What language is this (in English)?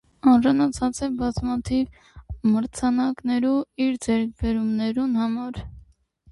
Armenian